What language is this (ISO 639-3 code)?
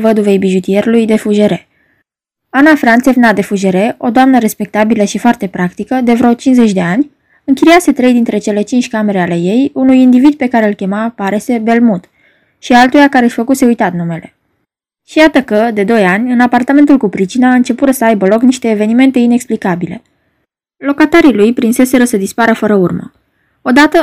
ron